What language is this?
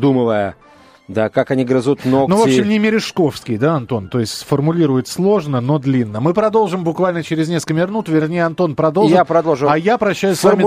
Russian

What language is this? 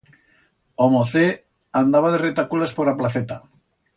Aragonese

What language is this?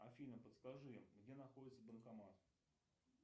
Russian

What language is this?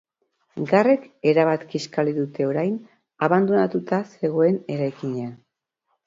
Basque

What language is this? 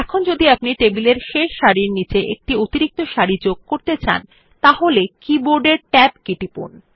Bangla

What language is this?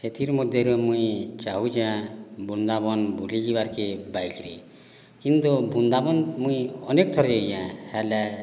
Odia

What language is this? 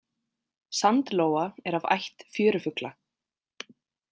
Icelandic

